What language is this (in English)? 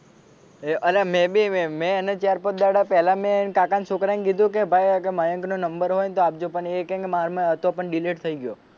Gujarati